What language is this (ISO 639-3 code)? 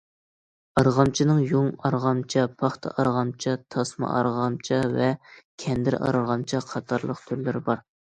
uig